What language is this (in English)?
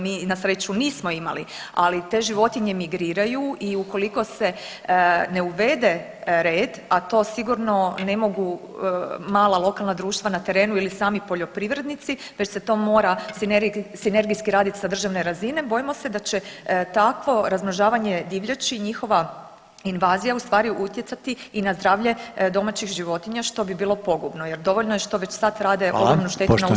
Croatian